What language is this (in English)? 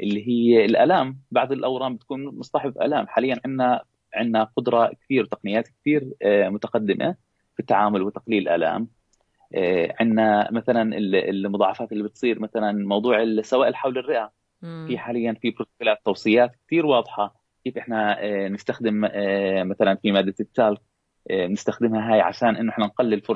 Arabic